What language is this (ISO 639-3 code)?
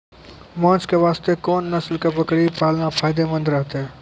mai